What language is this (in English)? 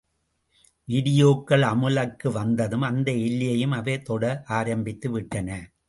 Tamil